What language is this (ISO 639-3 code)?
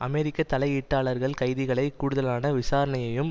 tam